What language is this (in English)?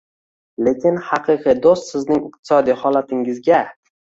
Uzbek